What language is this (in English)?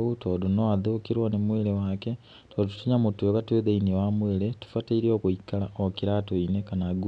Kikuyu